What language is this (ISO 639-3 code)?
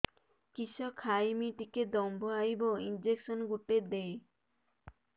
ori